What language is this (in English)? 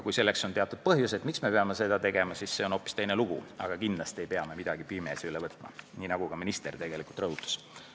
Estonian